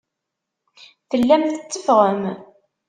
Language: Kabyle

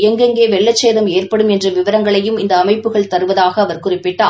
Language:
Tamil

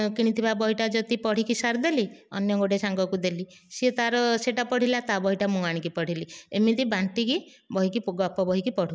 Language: Odia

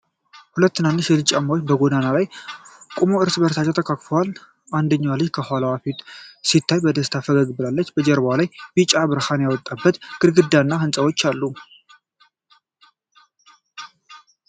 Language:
Amharic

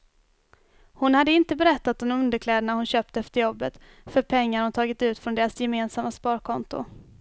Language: Swedish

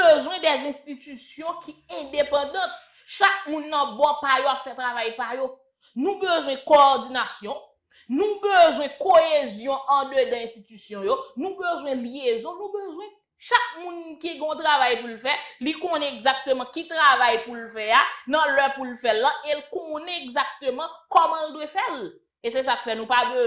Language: French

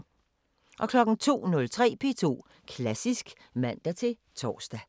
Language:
Danish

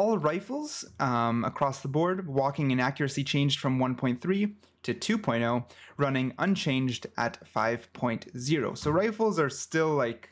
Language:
English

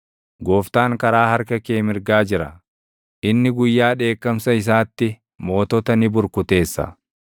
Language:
Oromo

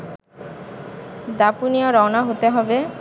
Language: Bangla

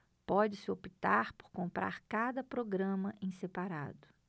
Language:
Portuguese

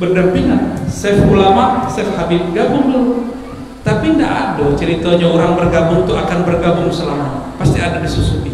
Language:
Indonesian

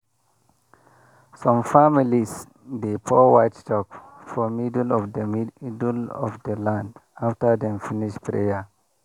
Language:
Nigerian Pidgin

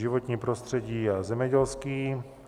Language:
Czech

